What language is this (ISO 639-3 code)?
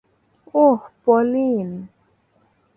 ben